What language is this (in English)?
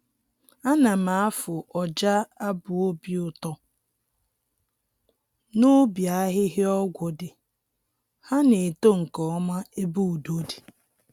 Igbo